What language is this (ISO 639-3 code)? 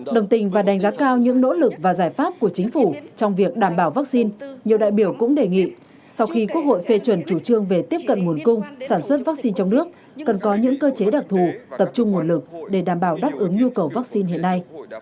vie